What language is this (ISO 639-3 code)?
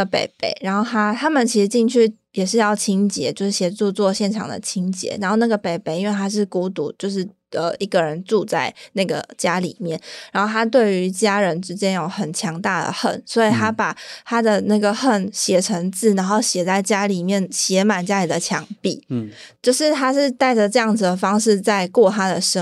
zho